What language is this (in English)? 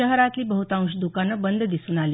Marathi